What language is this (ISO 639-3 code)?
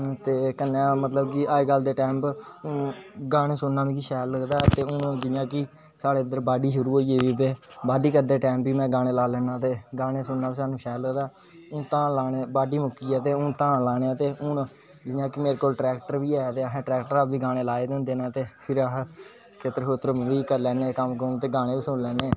doi